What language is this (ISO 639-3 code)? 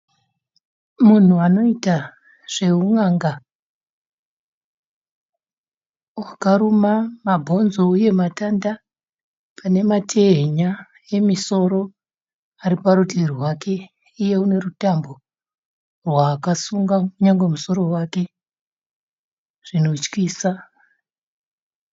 sna